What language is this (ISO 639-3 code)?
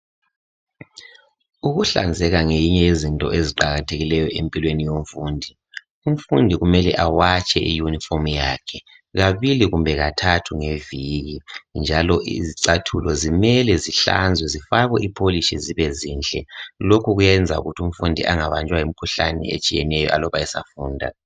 nde